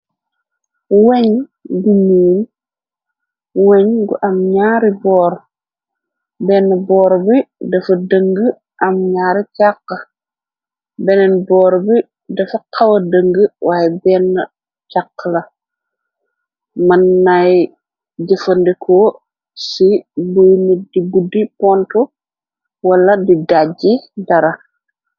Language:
Wolof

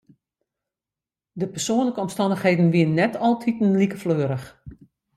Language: Western Frisian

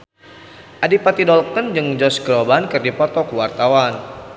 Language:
Sundanese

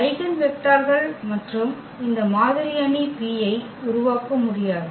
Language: Tamil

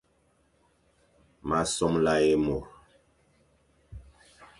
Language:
Fang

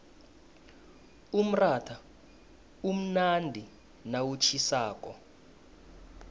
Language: South Ndebele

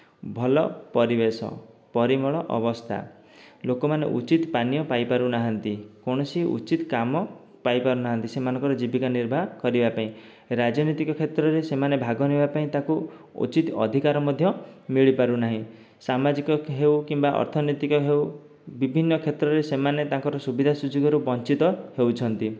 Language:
Odia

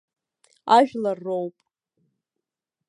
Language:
Abkhazian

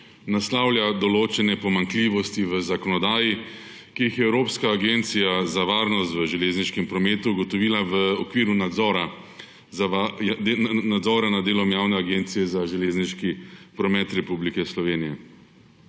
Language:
Slovenian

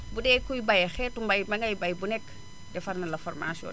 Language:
Wolof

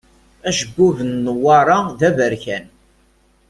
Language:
Kabyle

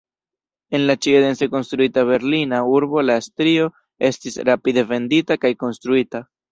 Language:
Esperanto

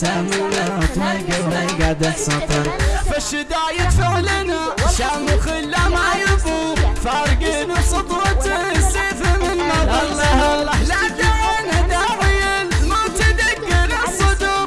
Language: Arabic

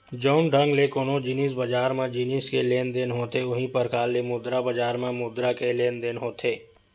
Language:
Chhattisgarhi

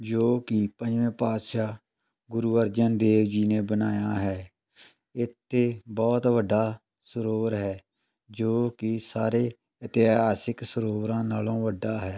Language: Punjabi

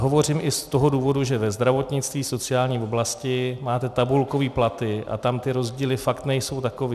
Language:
Czech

